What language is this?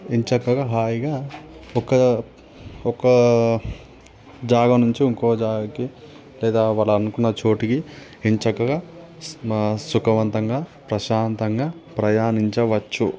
Telugu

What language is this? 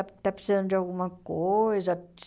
Portuguese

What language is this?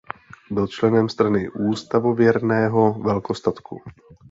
Czech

